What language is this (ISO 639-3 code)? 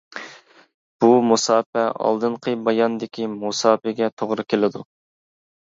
uig